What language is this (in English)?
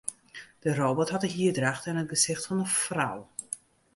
Western Frisian